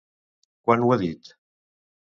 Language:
Catalan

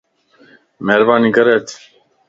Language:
Lasi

